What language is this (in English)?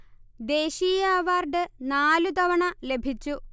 Malayalam